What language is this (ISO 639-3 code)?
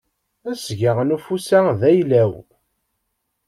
kab